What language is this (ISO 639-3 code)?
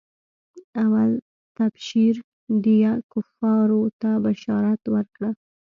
pus